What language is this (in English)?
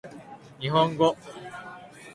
Japanese